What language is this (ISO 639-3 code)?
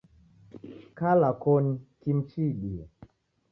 dav